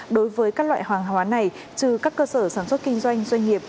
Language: Vietnamese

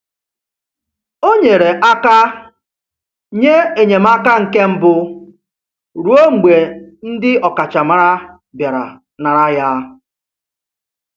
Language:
Igbo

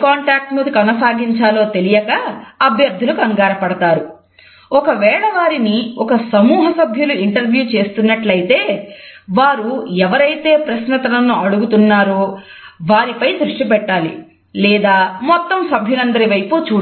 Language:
Telugu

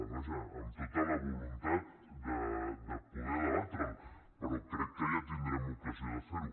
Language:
Catalan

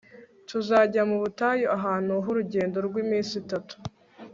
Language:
Kinyarwanda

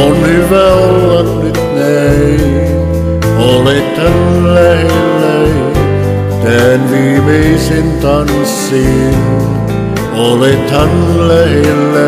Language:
Romanian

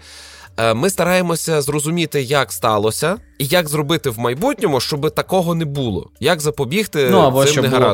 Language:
Ukrainian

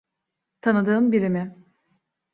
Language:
Turkish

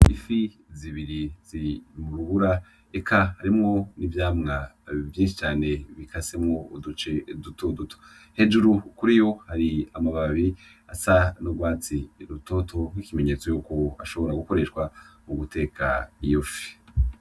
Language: Rundi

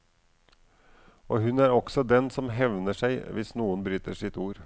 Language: Norwegian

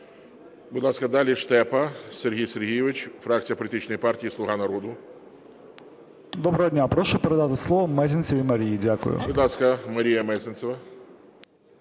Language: Ukrainian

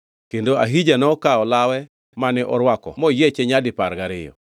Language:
Luo (Kenya and Tanzania)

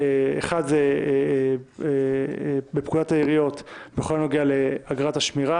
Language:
Hebrew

